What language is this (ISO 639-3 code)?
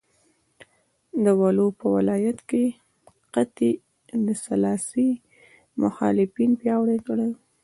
pus